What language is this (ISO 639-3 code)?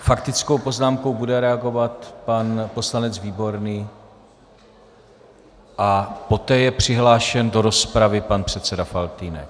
ces